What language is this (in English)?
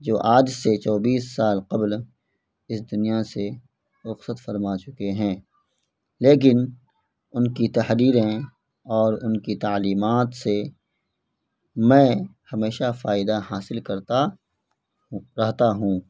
Urdu